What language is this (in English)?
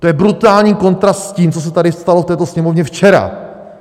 Czech